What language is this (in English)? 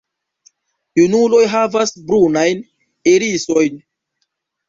Esperanto